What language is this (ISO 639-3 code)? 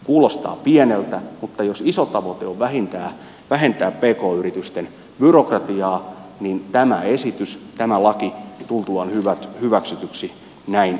fin